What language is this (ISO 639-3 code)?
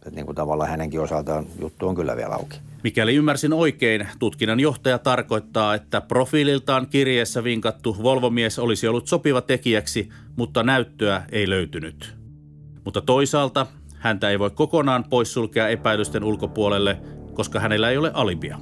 fin